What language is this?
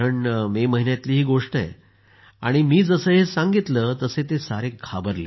Marathi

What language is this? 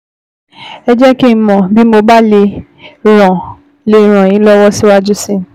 Yoruba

